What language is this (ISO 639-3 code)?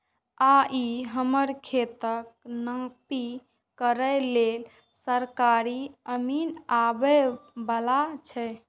mai